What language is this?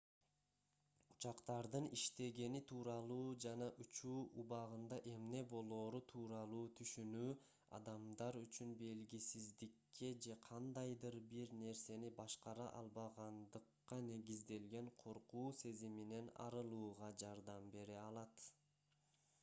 Kyrgyz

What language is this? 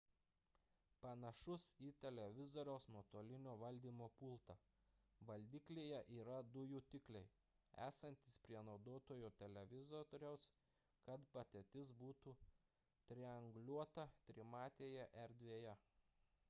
Lithuanian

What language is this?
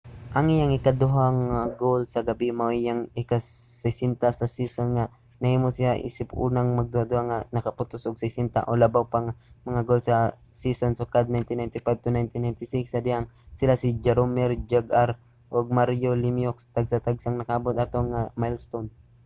Cebuano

